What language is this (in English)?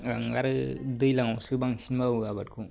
Bodo